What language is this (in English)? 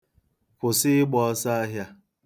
Igbo